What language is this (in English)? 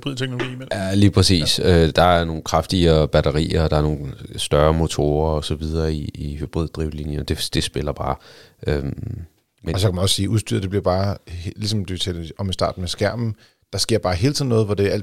Danish